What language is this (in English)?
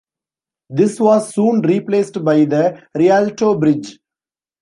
English